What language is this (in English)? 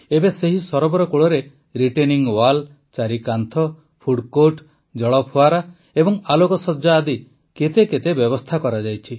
Odia